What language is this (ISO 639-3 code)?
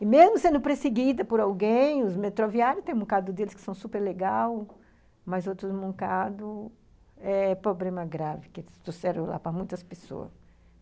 por